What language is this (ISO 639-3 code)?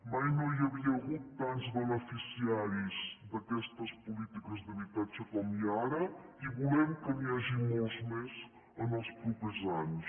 cat